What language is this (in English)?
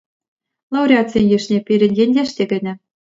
Chuvash